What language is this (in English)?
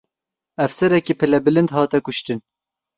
Kurdish